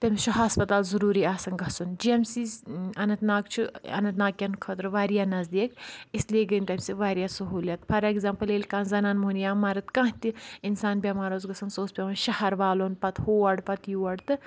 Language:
Kashmiri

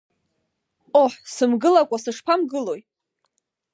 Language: Abkhazian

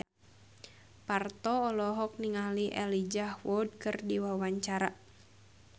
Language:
Sundanese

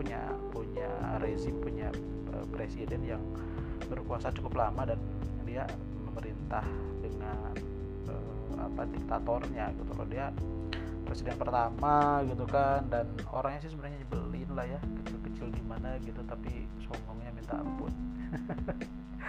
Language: Indonesian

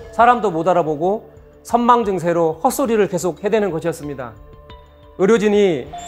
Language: Korean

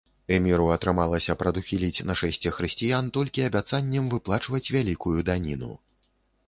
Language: Belarusian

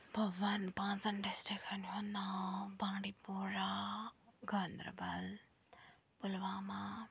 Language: Kashmiri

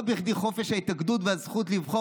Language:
Hebrew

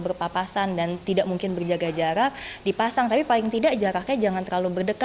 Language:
Indonesian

